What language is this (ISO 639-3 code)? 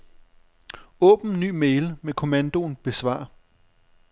dan